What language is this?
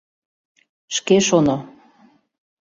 Mari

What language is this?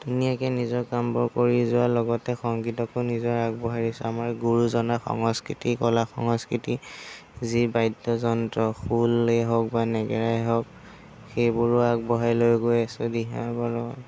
Assamese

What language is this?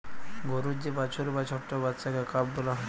Bangla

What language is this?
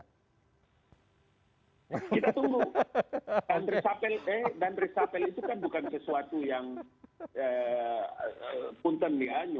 Indonesian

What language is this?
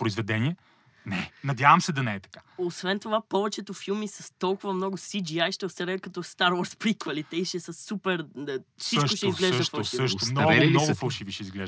Bulgarian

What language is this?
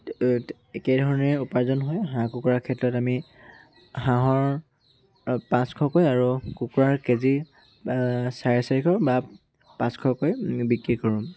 Assamese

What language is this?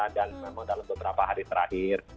Indonesian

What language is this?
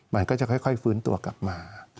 Thai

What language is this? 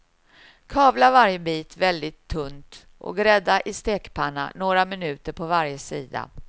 Swedish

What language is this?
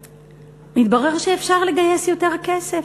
Hebrew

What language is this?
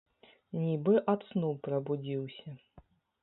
Belarusian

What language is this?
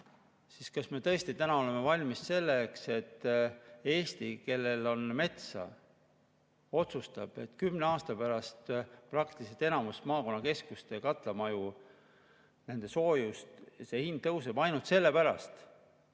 Estonian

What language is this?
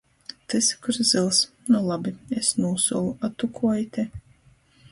Latgalian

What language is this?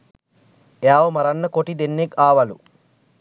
Sinhala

